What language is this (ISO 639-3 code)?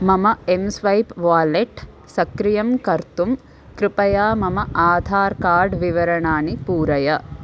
san